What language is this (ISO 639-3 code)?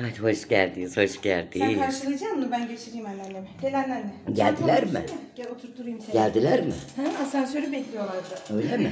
tur